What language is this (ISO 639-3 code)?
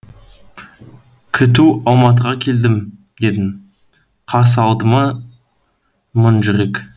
kaz